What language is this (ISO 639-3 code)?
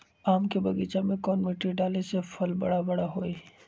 mag